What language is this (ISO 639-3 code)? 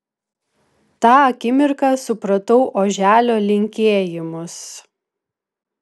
lit